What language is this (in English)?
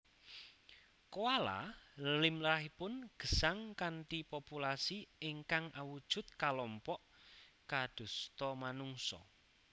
Javanese